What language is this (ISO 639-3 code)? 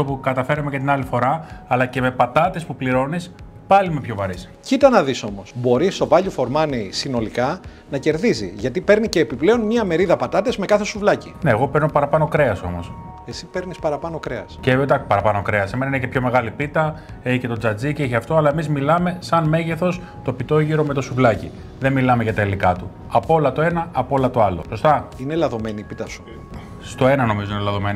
ell